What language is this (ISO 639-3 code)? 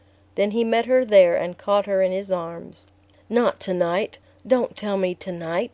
eng